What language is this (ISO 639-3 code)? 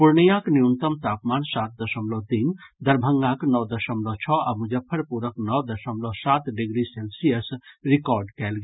mai